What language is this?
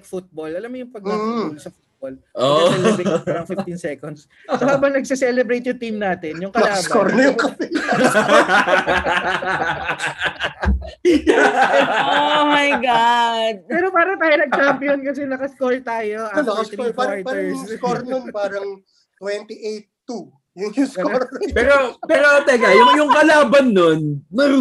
Filipino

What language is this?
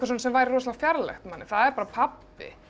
Icelandic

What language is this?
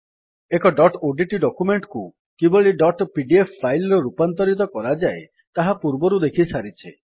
Odia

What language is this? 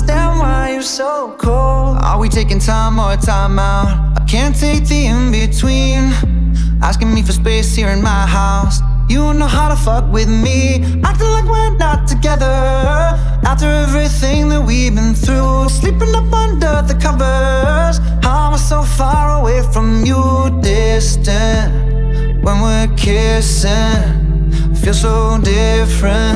Italian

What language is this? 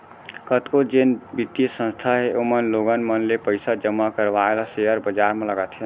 Chhattisgarhi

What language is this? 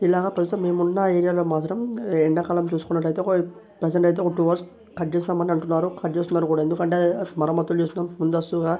Telugu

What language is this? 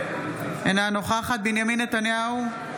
Hebrew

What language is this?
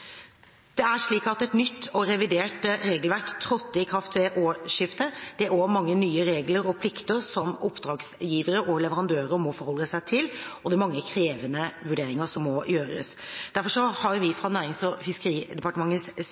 Norwegian Bokmål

